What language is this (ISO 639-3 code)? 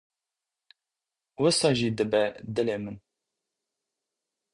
kur